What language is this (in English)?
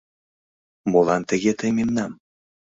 Mari